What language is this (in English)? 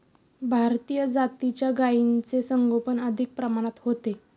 Marathi